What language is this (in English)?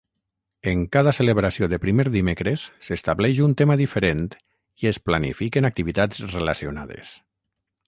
Catalan